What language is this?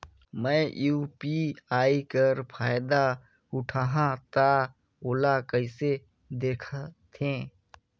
Chhattisgarhi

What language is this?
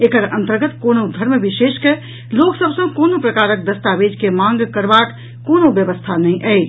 Maithili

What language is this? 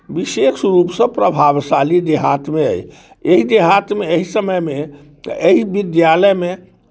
Maithili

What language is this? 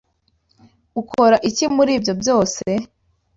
Kinyarwanda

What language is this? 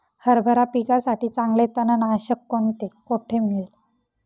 Marathi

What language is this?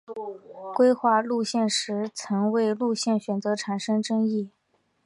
Chinese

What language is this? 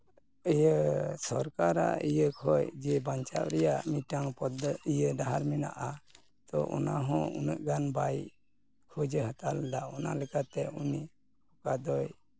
Santali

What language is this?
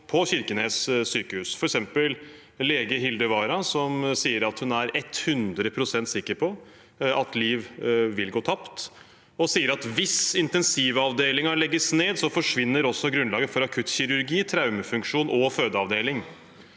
Norwegian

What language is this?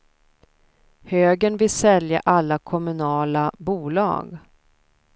Swedish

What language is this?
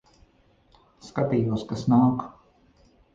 Latvian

